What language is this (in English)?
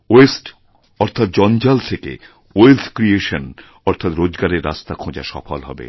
Bangla